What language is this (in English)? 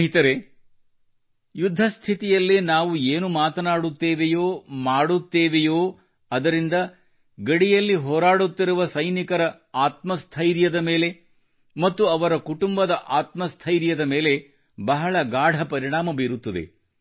Kannada